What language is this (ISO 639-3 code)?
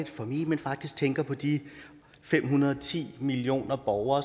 dan